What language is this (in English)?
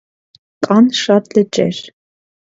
Armenian